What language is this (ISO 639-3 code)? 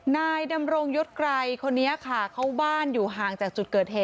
tha